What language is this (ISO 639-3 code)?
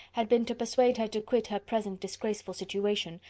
eng